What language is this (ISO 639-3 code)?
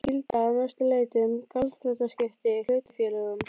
isl